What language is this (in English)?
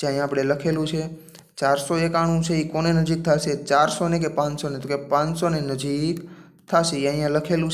Hindi